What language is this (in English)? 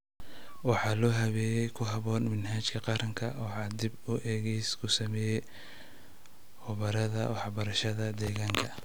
Somali